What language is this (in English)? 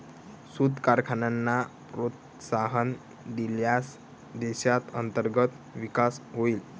Marathi